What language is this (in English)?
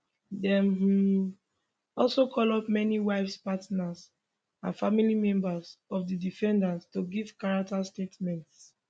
Nigerian Pidgin